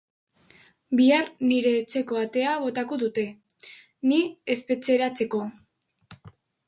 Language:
Basque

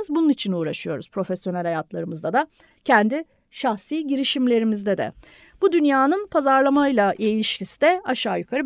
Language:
Turkish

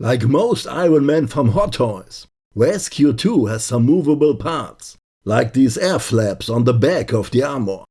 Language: English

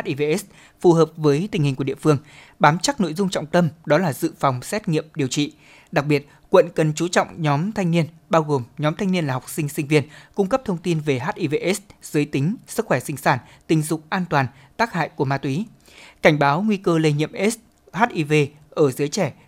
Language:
Vietnamese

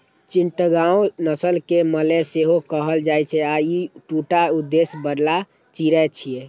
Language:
Maithili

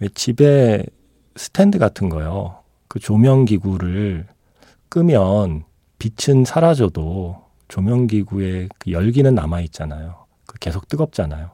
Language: Korean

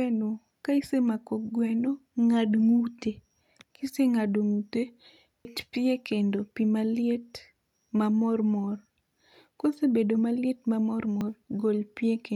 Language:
Luo (Kenya and Tanzania)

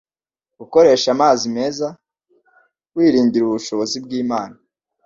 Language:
Kinyarwanda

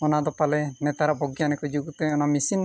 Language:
Santali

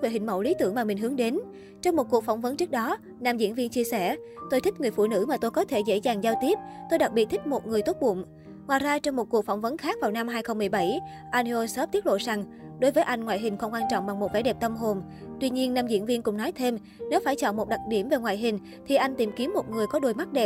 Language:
Vietnamese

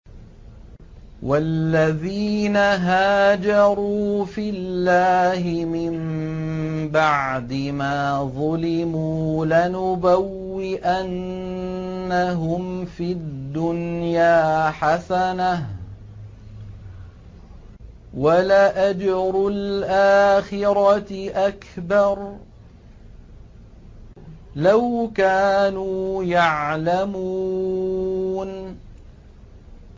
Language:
Arabic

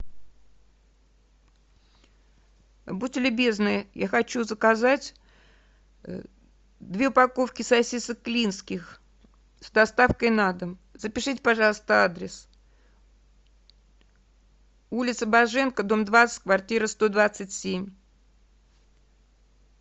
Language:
Russian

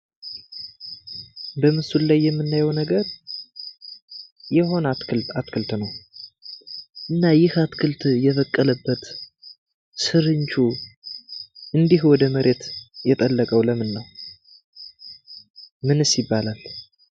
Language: Amharic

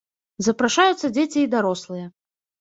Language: Belarusian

